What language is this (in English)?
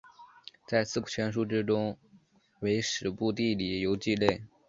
Chinese